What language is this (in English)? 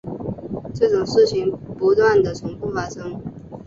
Chinese